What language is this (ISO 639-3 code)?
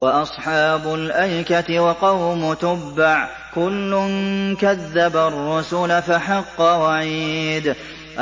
ara